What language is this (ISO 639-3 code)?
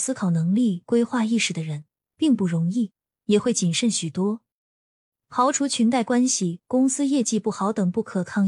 zho